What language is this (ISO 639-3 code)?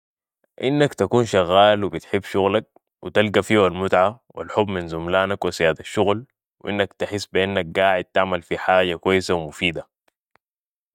apd